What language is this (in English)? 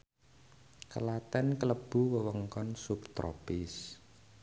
Javanese